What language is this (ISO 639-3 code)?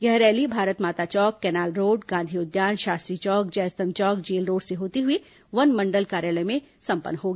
hin